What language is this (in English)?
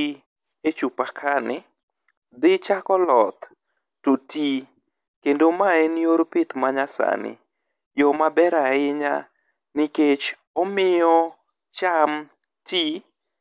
Luo (Kenya and Tanzania)